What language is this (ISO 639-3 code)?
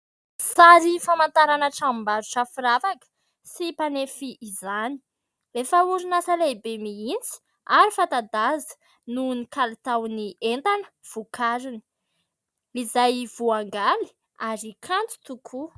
mlg